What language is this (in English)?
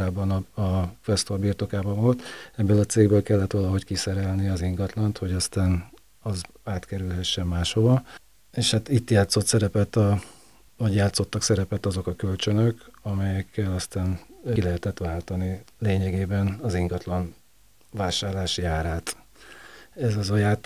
Hungarian